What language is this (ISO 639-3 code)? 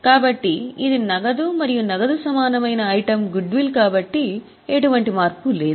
tel